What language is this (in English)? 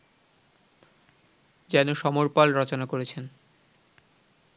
Bangla